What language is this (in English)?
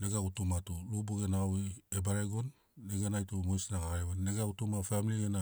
Sinaugoro